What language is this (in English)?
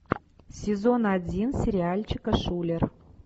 Russian